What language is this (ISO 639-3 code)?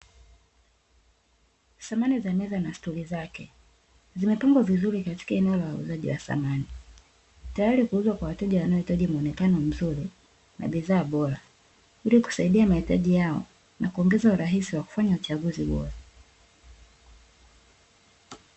swa